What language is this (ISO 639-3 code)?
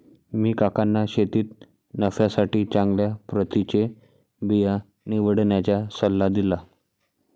mar